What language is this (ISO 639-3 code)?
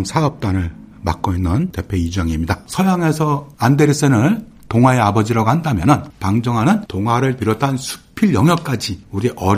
kor